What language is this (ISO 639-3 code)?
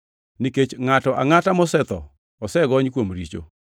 luo